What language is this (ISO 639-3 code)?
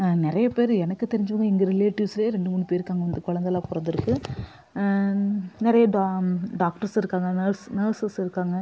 tam